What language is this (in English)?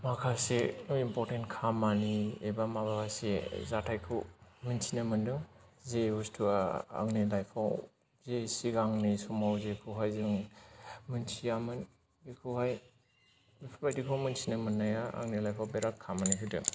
Bodo